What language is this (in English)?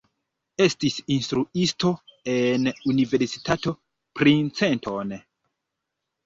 Esperanto